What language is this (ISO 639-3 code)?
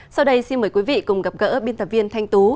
vie